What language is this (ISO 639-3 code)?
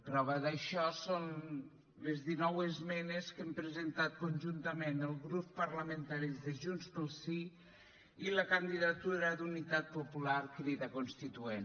cat